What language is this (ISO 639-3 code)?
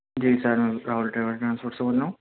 urd